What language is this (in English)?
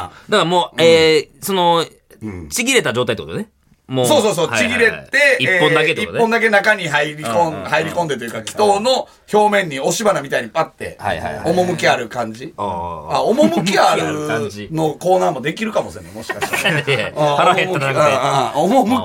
Japanese